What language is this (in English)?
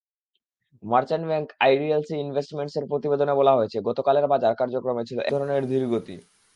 Bangla